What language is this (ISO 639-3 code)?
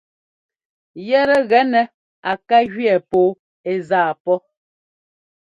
jgo